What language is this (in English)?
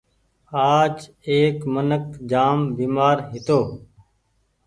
Goaria